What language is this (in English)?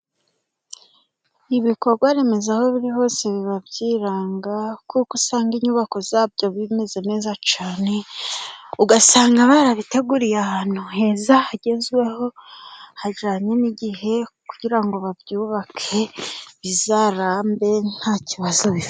Kinyarwanda